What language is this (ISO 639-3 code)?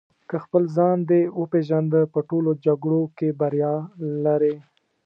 pus